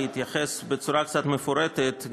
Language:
Hebrew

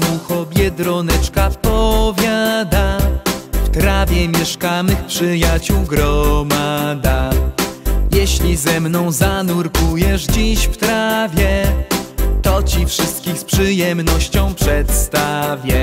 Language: Polish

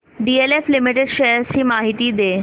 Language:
Marathi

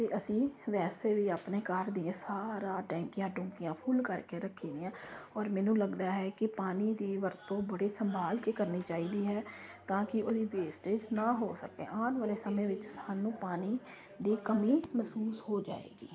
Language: Punjabi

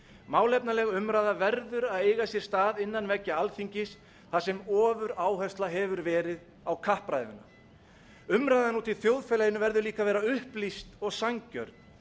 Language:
Icelandic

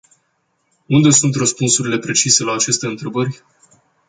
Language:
Romanian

